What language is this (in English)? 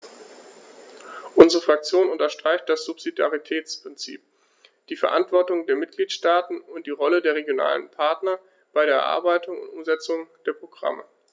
German